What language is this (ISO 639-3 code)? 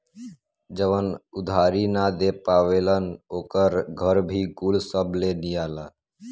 bho